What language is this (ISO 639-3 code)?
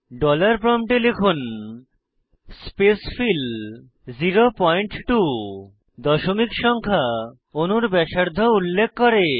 ben